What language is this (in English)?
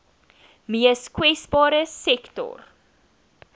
Afrikaans